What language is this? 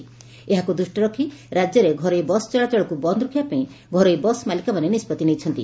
Odia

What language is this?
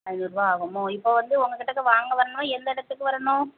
Tamil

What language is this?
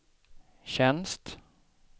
Swedish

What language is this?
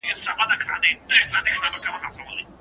Pashto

